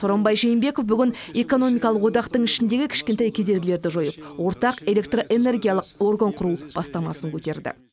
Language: Kazakh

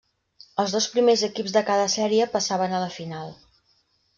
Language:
Catalan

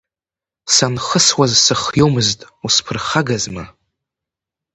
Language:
Abkhazian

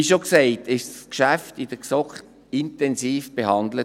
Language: Swiss German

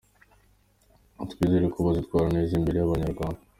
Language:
Kinyarwanda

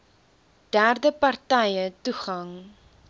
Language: Afrikaans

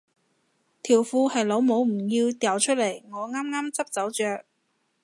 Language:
Cantonese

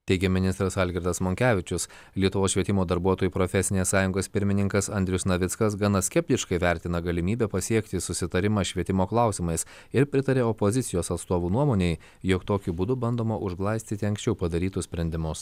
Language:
Lithuanian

